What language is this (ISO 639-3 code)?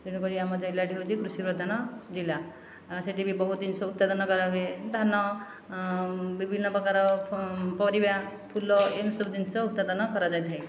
ori